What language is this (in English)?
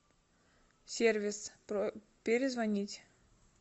Russian